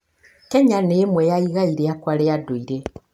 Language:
Kikuyu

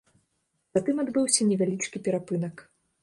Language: Belarusian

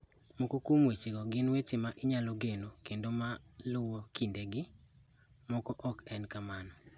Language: Luo (Kenya and Tanzania)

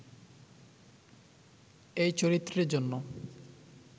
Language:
Bangla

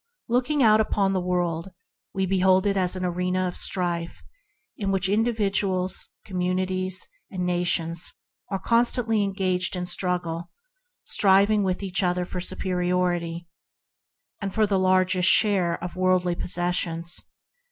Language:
English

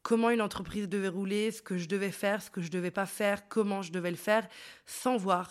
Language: French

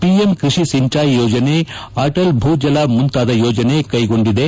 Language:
Kannada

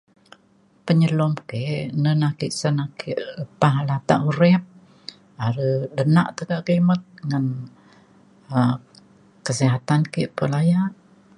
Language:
Mainstream Kenyah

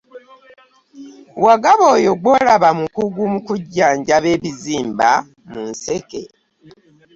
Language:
Ganda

